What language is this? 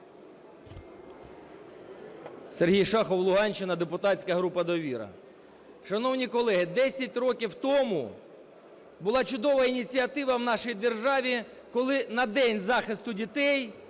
Ukrainian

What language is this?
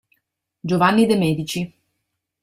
Italian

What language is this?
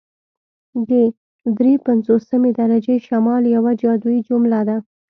Pashto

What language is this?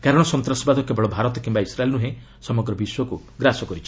Odia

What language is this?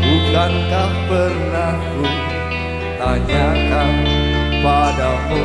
Indonesian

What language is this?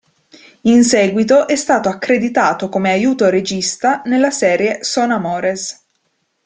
Italian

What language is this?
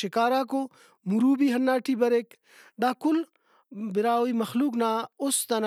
Brahui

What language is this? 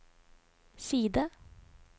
Norwegian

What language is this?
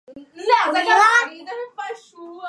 Chinese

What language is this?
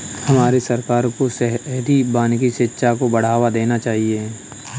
Hindi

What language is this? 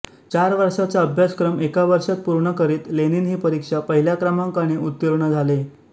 Marathi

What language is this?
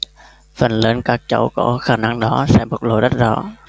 Vietnamese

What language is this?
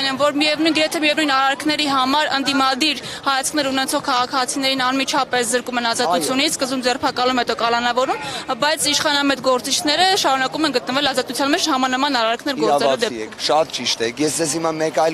Turkish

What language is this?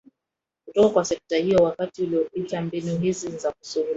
Swahili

